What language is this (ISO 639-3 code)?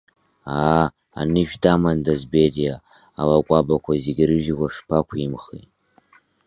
abk